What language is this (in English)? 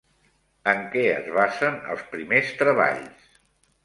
Catalan